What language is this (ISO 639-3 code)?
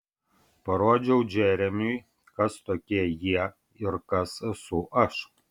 lit